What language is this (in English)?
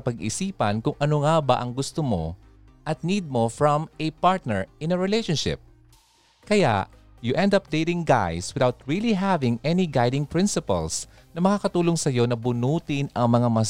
Filipino